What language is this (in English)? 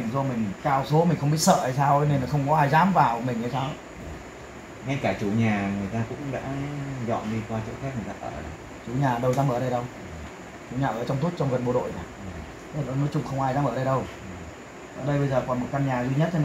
Vietnamese